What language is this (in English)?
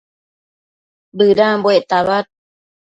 Matsés